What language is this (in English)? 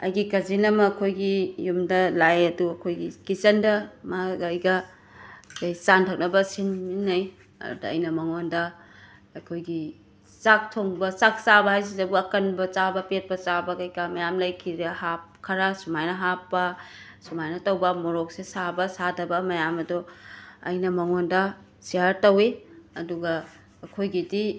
Manipuri